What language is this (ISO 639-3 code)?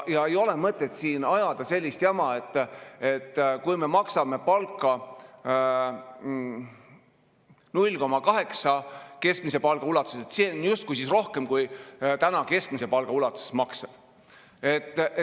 est